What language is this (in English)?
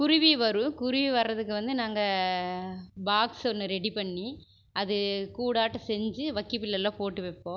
Tamil